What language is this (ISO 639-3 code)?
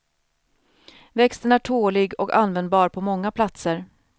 swe